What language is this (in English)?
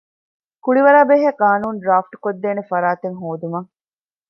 Divehi